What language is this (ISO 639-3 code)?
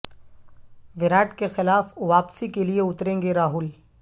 urd